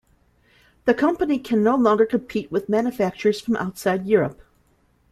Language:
English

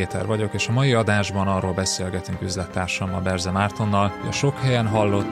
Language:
Hungarian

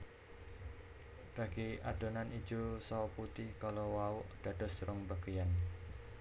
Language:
Javanese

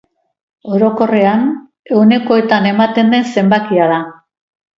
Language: Basque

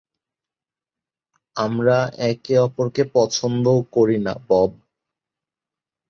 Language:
Bangla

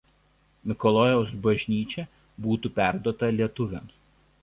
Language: Lithuanian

